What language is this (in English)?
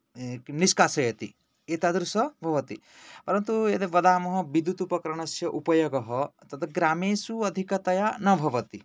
Sanskrit